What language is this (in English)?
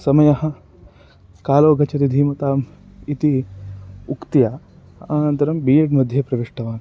Sanskrit